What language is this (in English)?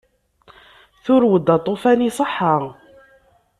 Kabyle